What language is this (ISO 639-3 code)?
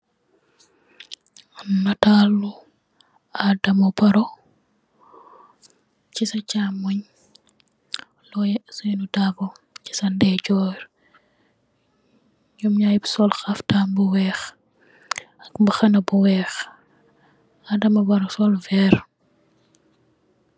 wol